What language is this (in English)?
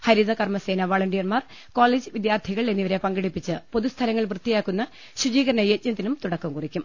Malayalam